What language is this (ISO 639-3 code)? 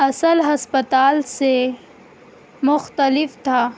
urd